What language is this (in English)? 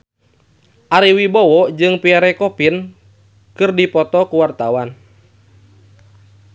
Sundanese